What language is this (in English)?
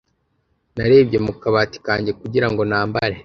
Kinyarwanda